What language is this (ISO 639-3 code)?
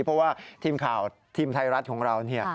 tha